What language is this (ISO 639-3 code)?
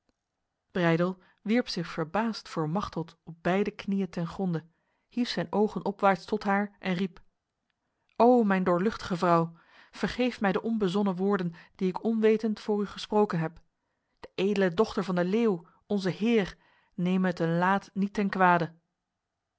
nld